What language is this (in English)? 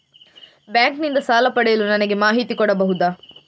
Kannada